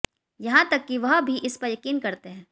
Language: Hindi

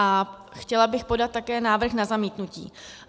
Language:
Czech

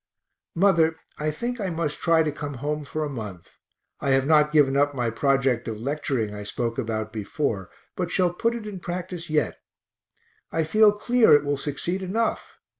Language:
English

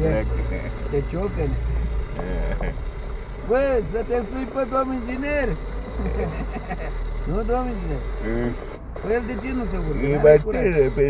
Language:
Romanian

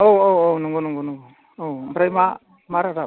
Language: Bodo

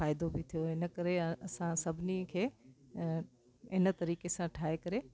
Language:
Sindhi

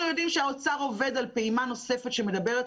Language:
Hebrew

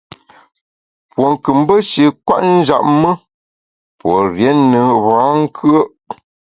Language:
Bamun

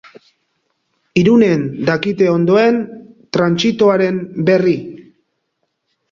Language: Basque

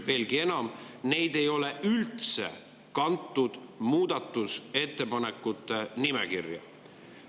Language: Estonian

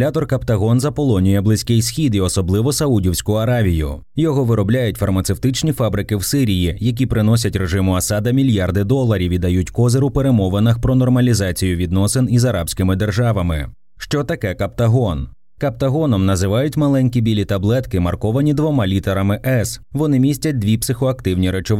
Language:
Ukrainian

